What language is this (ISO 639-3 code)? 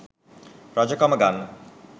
sin